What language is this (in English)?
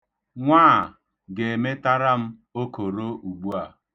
Igbo